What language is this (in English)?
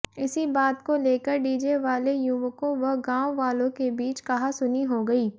Hindi